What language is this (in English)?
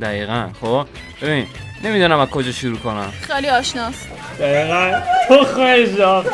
Persian